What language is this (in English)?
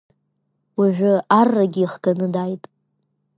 Abkhazian